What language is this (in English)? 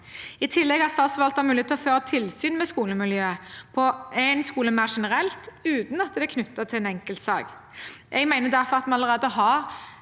Norwegian